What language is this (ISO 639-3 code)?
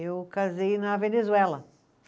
por